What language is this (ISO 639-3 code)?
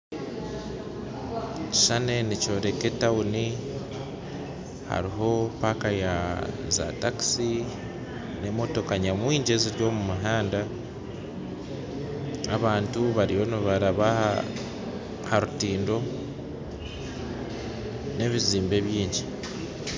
nyn